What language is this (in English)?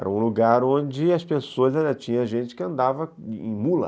Portuguese